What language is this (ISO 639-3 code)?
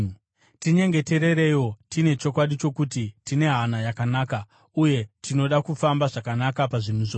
sna